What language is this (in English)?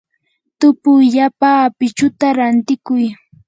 Yanahuanca Pasco Quechua